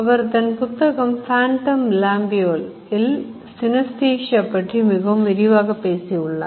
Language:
Tamil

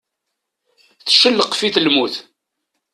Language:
Kabyle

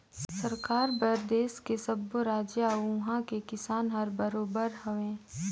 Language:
Chhattisgarhi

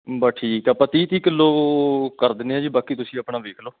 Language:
Punjabi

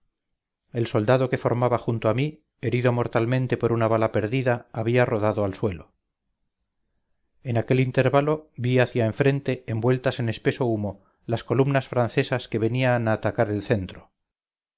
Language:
Spanish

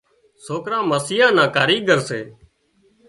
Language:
Wadiyara Koli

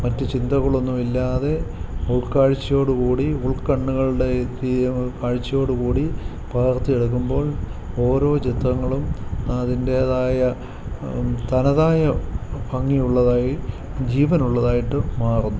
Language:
Malayalam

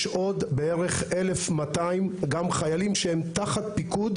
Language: Hebrew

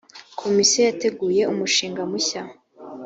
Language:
Kinyarwanda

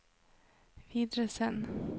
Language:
Norwegian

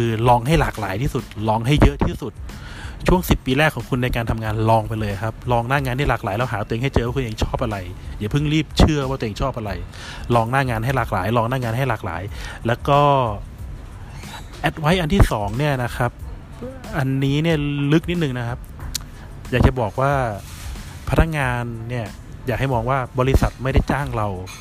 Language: Thai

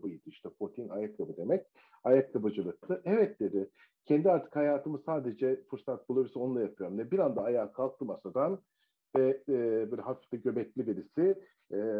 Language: Turkish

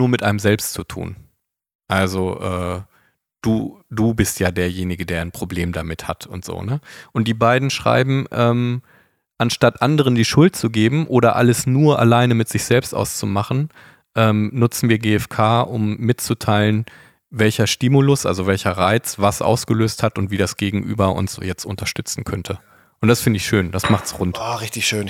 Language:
German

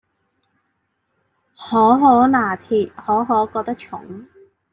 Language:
Chinese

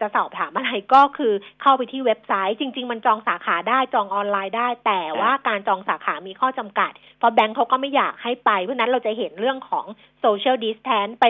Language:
Thai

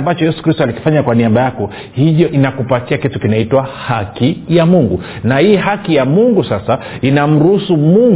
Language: Swahili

